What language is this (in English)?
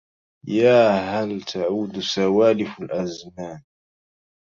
Arabic